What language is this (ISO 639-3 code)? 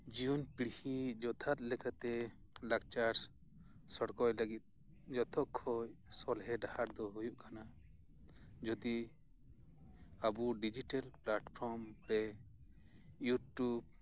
sat